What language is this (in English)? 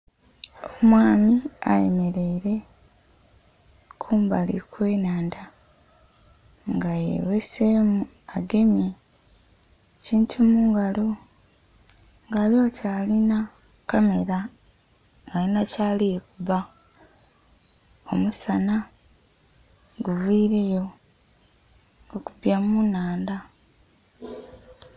Soga